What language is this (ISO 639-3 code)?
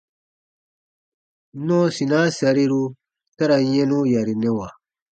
bba